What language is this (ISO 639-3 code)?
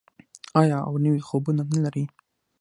pus